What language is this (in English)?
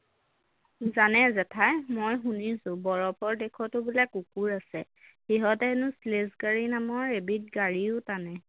Assamese